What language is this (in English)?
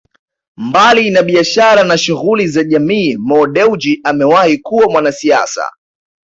Swahili